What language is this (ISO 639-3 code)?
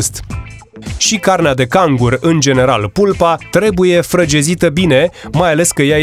ron